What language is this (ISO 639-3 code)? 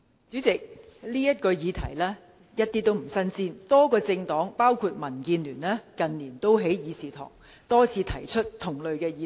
yue